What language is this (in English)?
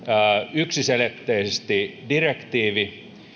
Finnish